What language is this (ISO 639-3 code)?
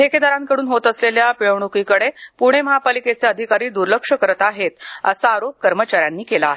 mar